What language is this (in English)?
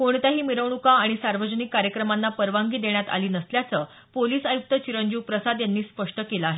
Marathi